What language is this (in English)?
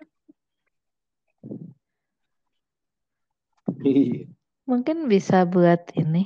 Indonesian